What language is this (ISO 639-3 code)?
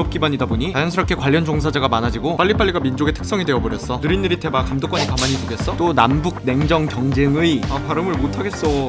kor